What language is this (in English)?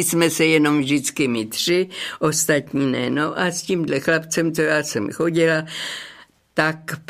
Czech